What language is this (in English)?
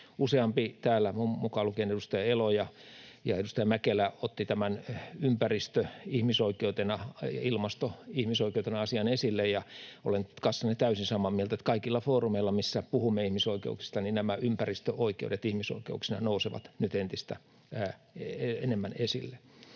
Finnish